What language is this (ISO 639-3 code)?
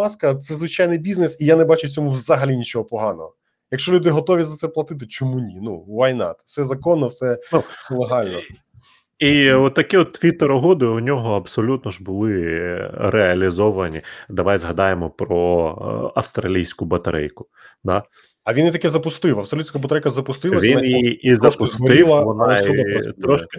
ukr